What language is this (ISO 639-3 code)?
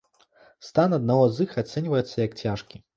bel